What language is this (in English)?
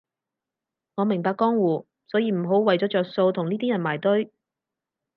Cantonese